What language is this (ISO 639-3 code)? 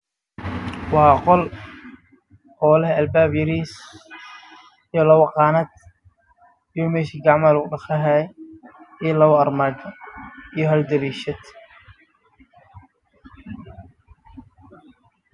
som